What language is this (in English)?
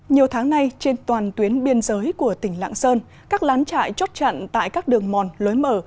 Vietnamese